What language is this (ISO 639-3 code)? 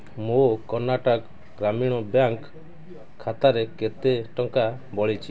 ori